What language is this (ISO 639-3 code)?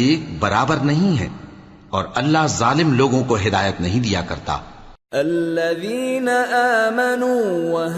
urd